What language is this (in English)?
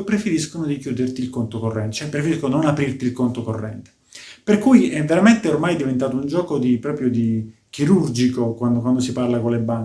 Italian